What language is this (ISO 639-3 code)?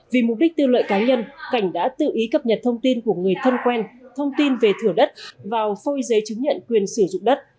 vie